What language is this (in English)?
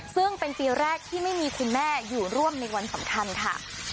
Thai